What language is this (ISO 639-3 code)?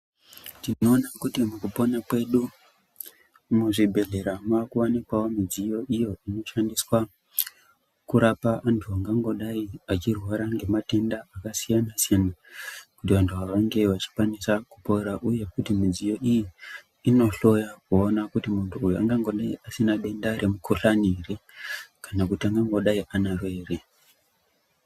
ndc